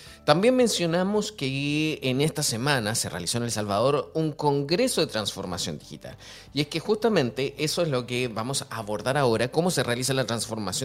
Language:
Spanish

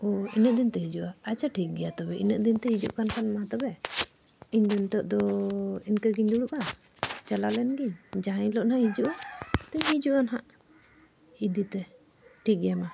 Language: Santali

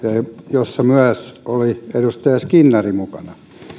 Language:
Finnish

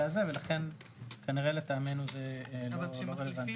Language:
Hebrew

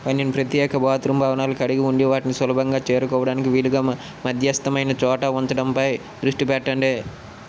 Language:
Telugu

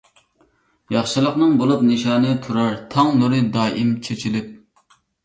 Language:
Uyghur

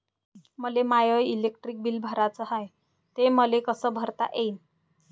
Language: Marathi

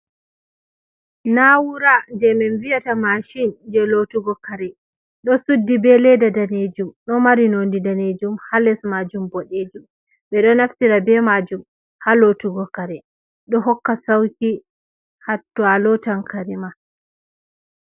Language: Fula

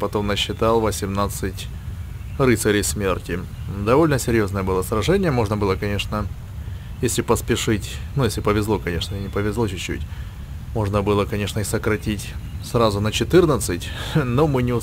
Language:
Russian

